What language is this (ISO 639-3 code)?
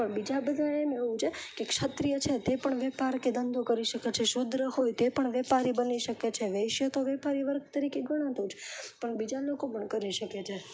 guj